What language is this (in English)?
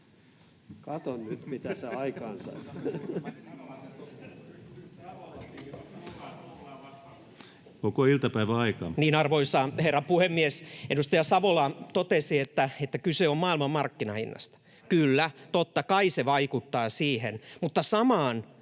Finnish